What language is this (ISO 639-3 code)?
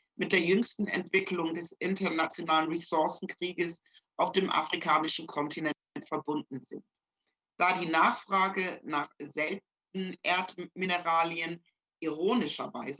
deu